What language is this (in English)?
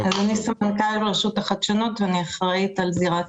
Hebrew